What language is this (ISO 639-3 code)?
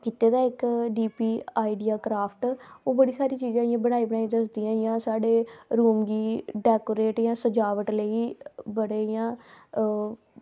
doi